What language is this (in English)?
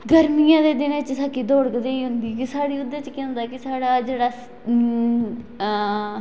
Dogri